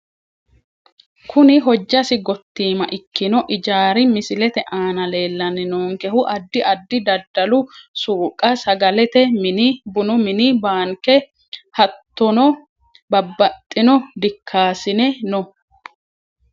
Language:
Sidamo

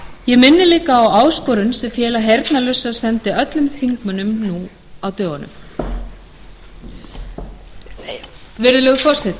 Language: Icelandic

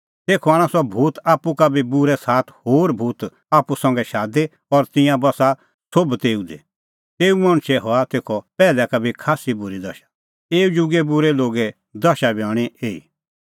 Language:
Kullu Pahari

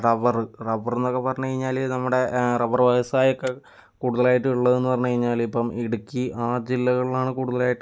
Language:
Malayalam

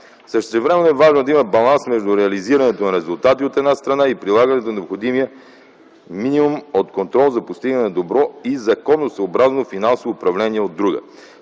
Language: Bulgarian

